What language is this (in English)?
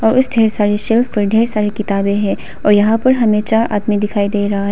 Hindi